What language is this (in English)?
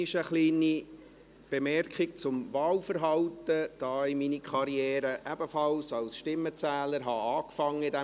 Swiss German